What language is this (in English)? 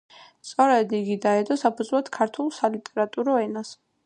Georgian